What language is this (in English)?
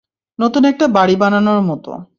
Bangla